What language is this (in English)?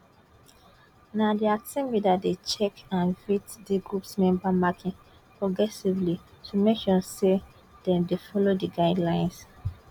Nigerian Pidgin